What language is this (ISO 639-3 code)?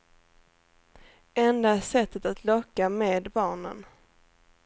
swe